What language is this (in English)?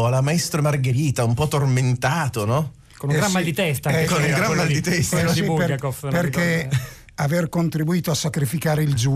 Italian